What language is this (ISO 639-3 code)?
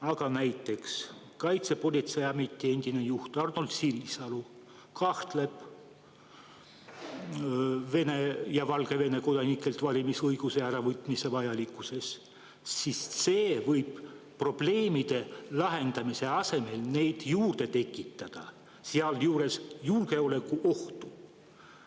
est